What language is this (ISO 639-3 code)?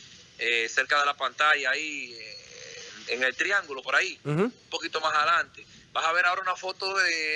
spa